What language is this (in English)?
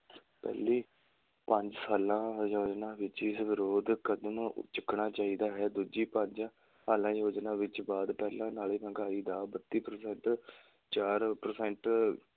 Punjabi